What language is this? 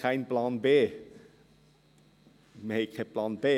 Swiss German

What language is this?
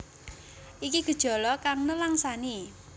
Javanese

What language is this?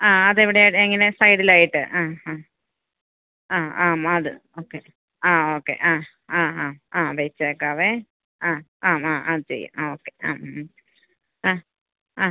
Malayalam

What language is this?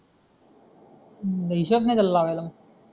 Marathi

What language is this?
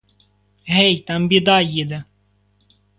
Ukrainian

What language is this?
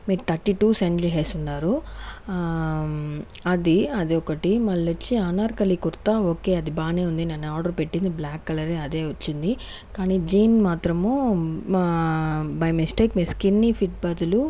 Telugu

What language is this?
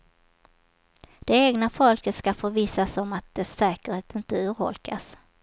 Swedish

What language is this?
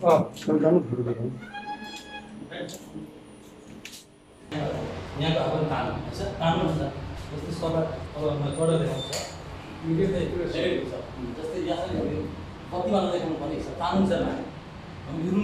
Indonesian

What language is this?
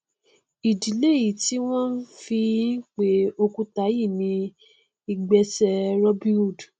Yoruba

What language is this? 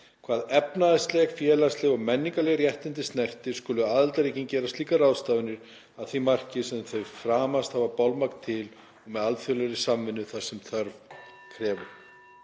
Icelandic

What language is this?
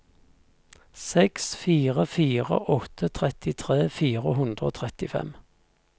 Norwegian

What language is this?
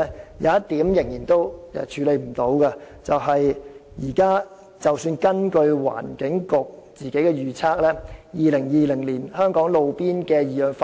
Cantonese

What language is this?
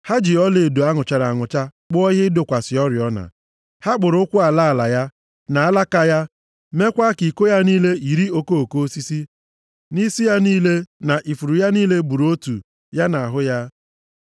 Igbo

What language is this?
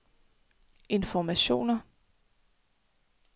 Danish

